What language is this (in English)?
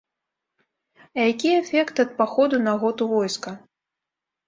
Belarusian